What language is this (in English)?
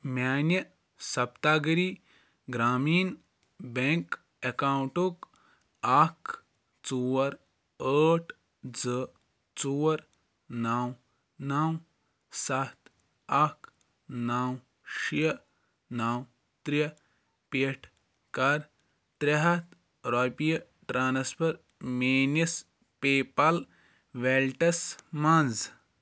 Kashmiri